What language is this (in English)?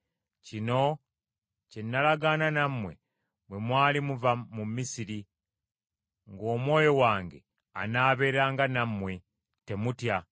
Ganda